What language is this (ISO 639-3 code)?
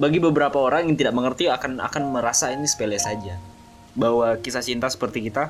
ind